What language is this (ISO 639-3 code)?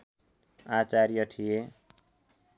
nep